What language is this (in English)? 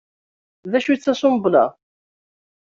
Kabyle